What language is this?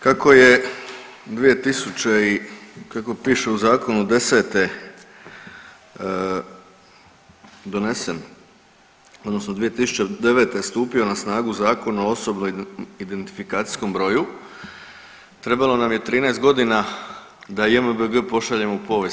Croatian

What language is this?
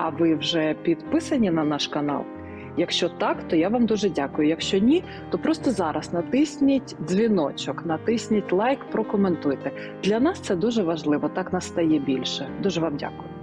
Ukrainian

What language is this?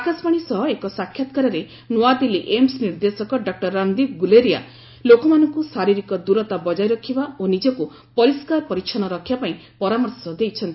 Odia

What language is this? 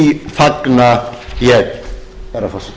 Icelandic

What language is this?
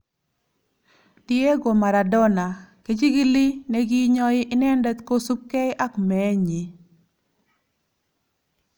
Kalenjin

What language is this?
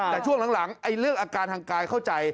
Thai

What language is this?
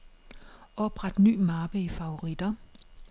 Danish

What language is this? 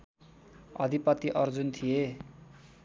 Nepali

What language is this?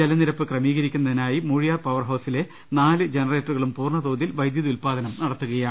Malayalam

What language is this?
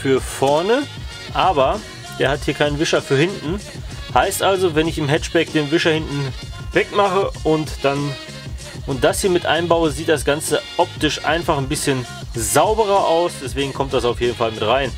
German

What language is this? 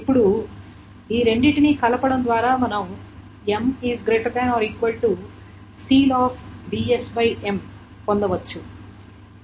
Telugu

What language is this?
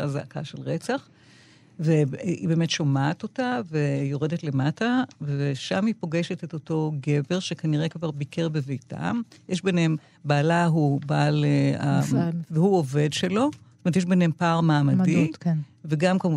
Hebrew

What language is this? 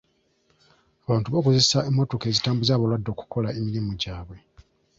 Ganda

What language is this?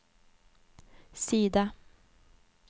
Swedish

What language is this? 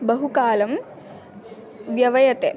Sanskrit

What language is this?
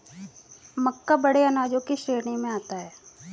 Hindi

